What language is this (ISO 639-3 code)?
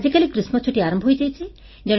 ori